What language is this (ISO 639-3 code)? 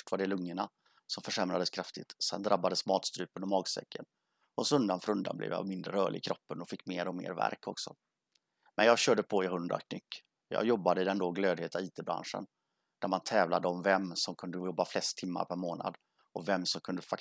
swe